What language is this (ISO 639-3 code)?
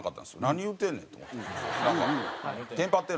jpn